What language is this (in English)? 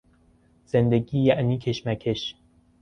Persian